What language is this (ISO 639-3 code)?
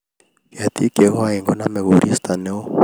kln